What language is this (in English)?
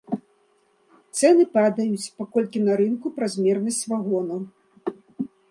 Belarusian